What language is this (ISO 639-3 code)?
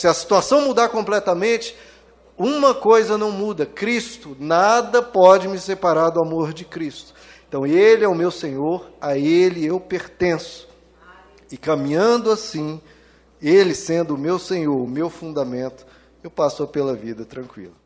por